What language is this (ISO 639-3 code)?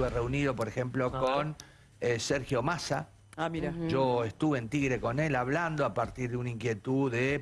spa